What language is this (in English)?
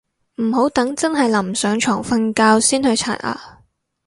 Cantonese